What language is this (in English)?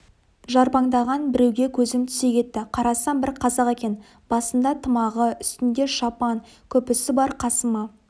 Kazakh